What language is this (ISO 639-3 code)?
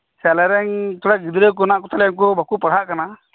sat